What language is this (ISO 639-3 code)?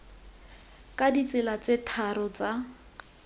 tsn